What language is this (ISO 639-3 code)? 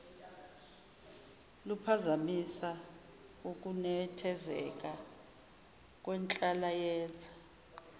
zul